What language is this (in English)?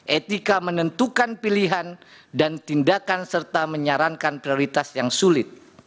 Indonesian